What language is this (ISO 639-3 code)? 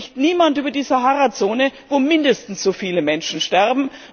deu